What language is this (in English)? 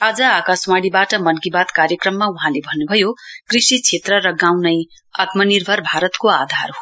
Nepali